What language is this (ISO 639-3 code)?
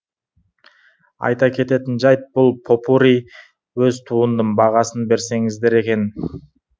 kaz